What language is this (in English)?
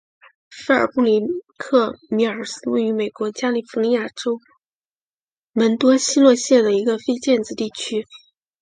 Chinese